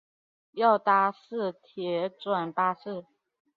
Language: Chinese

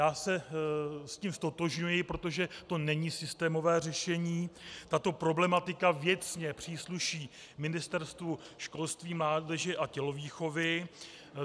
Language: Czech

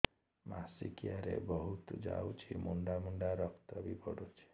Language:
Odia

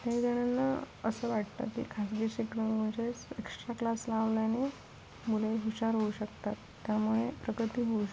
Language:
Marathi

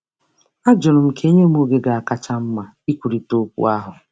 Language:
Igbo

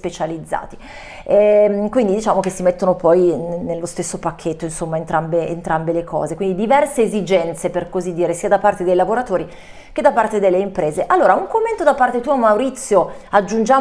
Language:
Italian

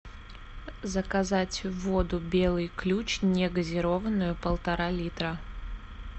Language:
Russian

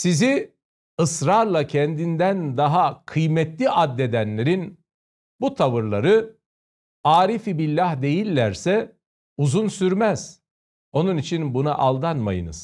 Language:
Turkish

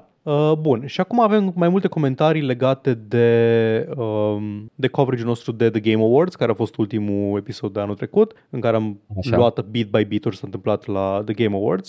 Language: Romanian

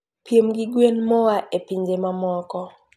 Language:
Luo (Kenya and Tanzania)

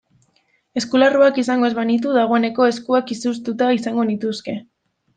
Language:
Basque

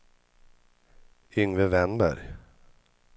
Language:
Swedish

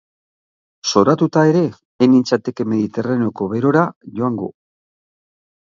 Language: Basque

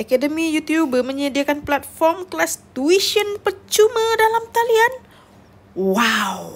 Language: Malay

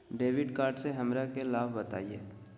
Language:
Magahi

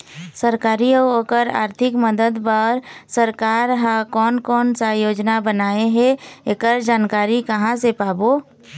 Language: Chhattisgarhi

